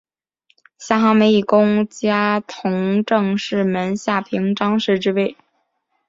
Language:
Chinese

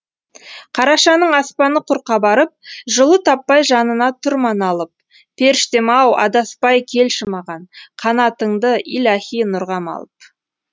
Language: Kazakh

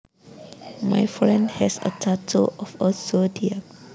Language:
Javanese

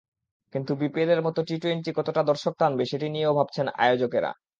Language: Bangla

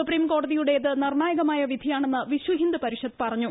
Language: Malayalam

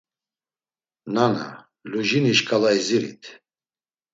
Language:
Laz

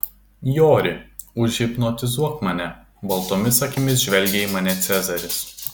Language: Lithuanian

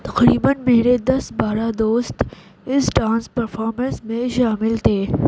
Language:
Urdu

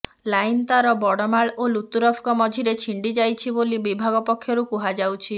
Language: Odia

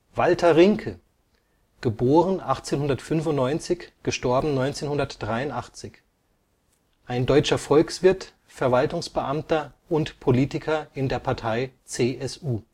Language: German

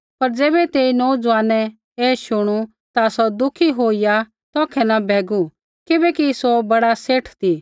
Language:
Kullu Pahari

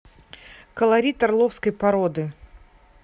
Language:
Russian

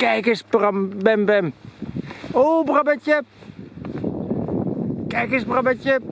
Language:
Dutch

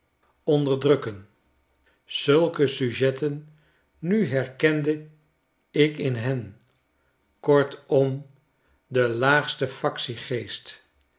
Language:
Dutch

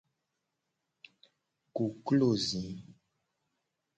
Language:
Gen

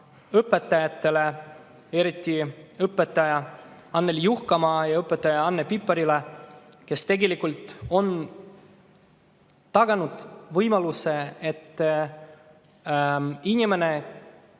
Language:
Estonian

